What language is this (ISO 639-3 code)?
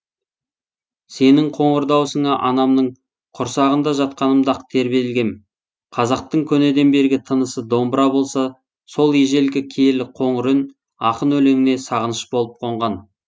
kaz